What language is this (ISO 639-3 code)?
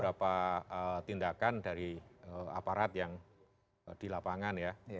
ind